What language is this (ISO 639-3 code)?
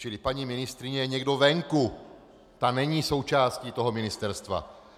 ces